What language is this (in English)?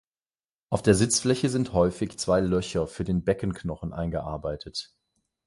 German